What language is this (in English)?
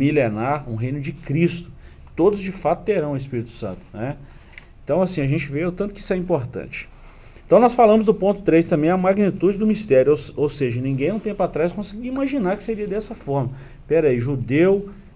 Portuguese